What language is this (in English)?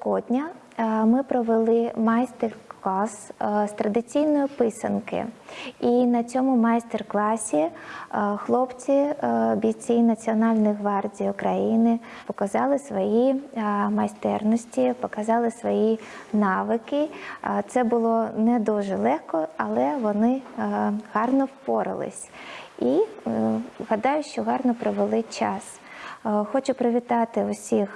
Ukrainian